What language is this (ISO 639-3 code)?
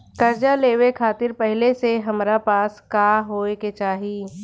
bho